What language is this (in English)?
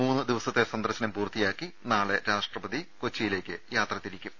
Malayalam